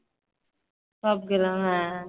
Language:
Bangla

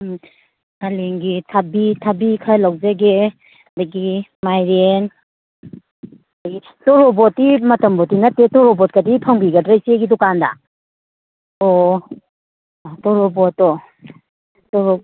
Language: Manipuri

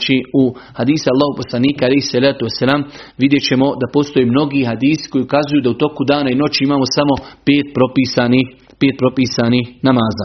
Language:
Croatian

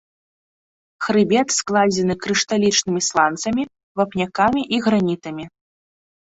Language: Belarusian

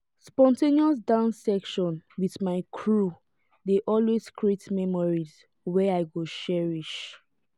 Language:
Nigerian Pidgin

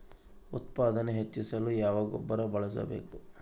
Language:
Kannada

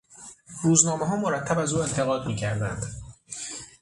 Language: Persian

